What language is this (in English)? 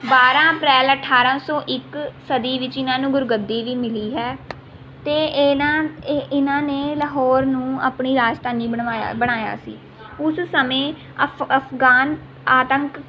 Punjabi